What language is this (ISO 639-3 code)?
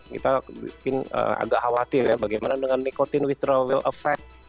ind